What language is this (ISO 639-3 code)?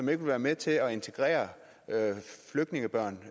dan